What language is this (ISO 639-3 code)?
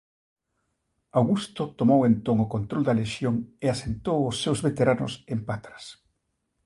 glg